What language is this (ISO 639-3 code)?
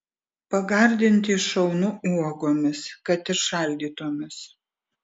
lit